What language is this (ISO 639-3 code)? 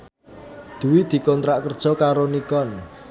jav